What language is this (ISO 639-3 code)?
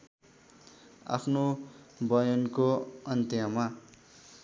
nep